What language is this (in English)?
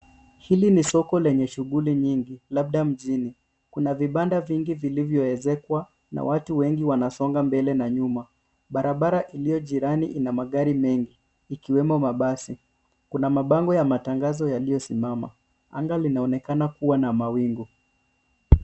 Swahili